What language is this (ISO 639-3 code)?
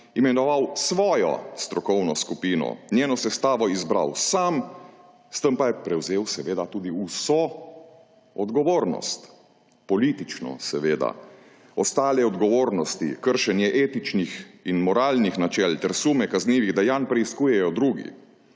slv